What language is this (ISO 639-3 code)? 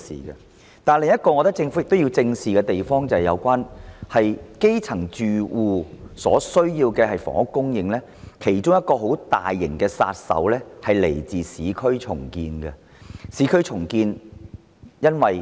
yue